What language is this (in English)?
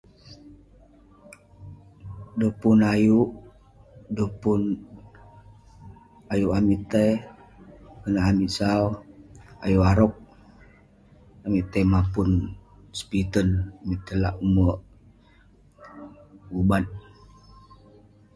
Western Penan